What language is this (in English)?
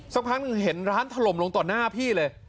Thai